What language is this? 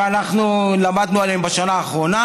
Hebrew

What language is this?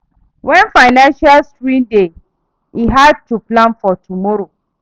Nigerian Pidgin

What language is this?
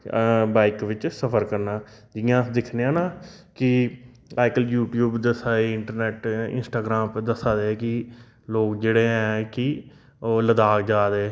Dogri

